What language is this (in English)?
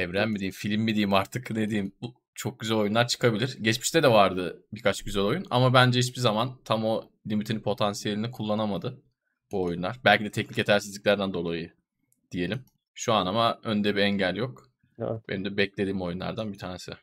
Turkish